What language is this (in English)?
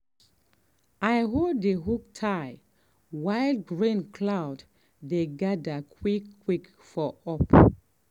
Nigerian Pidgin